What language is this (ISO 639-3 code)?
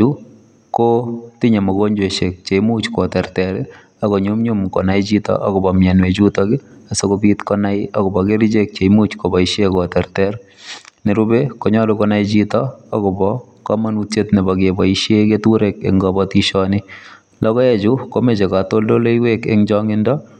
kln